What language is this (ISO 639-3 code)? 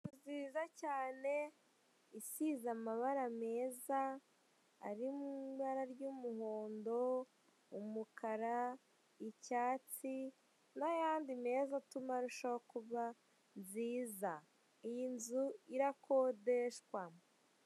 kin